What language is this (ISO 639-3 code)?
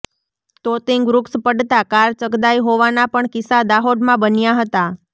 guj